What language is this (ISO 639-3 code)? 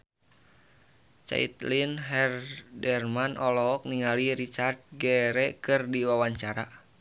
sun